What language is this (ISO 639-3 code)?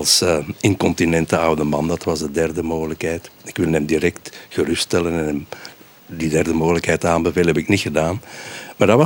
nld